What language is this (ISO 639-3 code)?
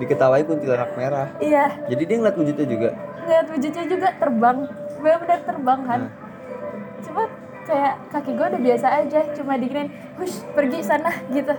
ind